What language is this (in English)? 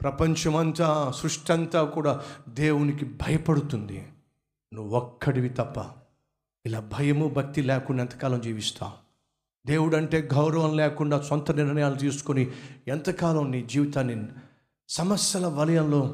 Telugu